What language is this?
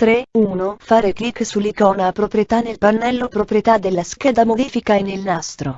Italian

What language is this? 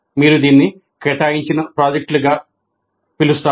Telugu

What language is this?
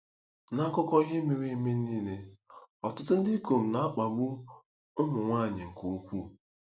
Igbo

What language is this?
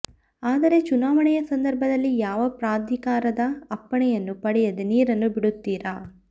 Kannada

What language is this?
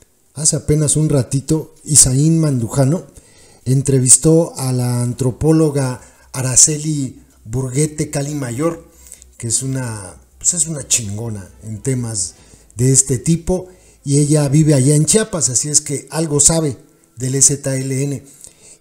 Spanish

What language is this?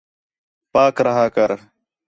Khetrani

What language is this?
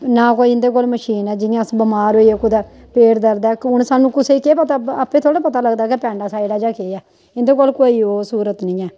Dogri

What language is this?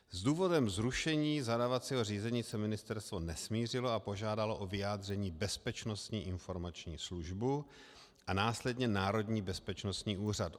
Czech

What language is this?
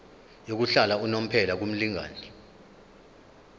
Zulu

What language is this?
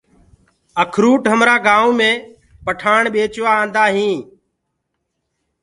Gurgula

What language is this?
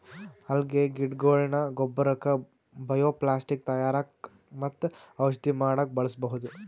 Kannada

